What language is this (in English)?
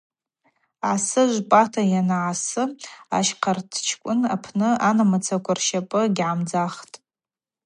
Abaza